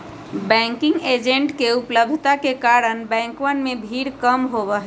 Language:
Magahi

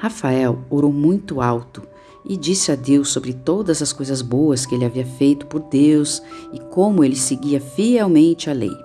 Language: Portuguese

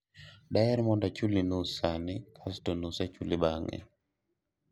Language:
Luo (Kenya and Tanzania)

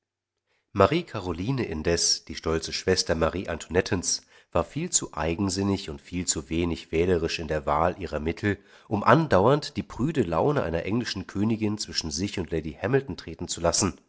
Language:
German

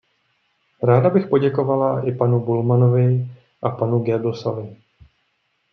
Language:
Czech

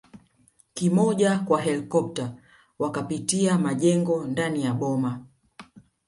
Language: Swahili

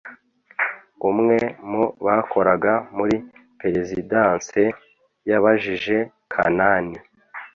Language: Kinyarwanda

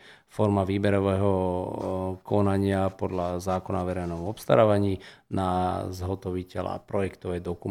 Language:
Slovak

